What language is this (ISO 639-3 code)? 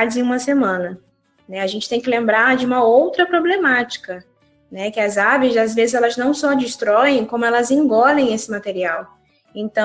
por